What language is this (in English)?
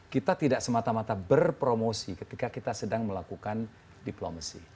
Indonesian